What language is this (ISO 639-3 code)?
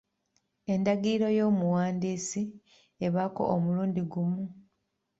lug